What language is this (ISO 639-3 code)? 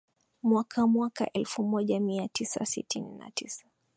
swa